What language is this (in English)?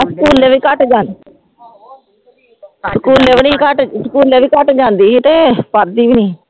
Punjabi